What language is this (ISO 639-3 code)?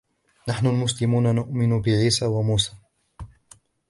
ara